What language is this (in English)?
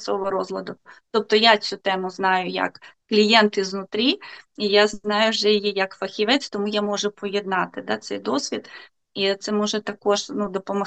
Ukrainian